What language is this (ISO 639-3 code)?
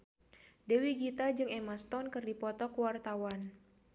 sun